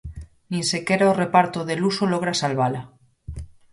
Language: Galician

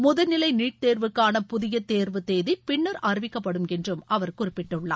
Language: Tamil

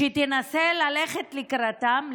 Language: Hebrew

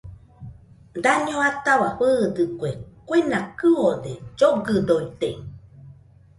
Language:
Nüpode Huitoto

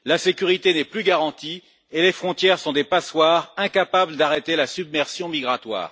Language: French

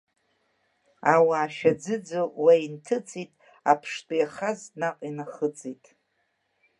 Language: Abkhazian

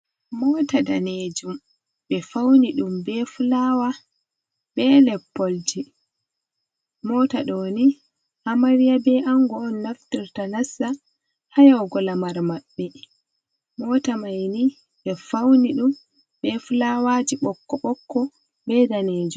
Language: Fula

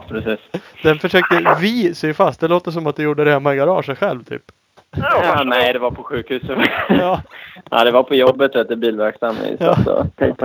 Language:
Swedish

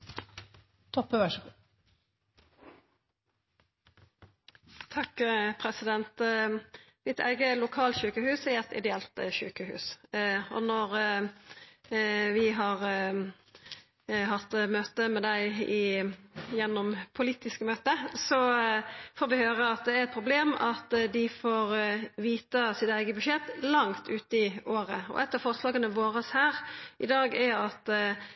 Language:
Norwegian Nynorsk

